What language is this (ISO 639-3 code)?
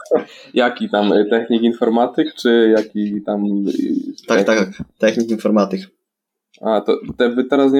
pol